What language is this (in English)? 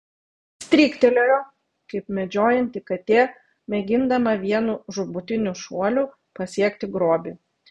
Lithuanian